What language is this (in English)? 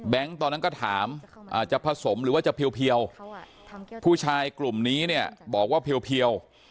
Thai